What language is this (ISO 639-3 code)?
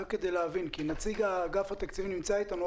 heb